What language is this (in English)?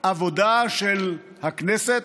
Hebrew